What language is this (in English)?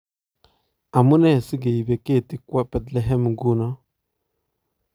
Kalenjin